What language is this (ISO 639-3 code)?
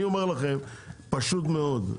heb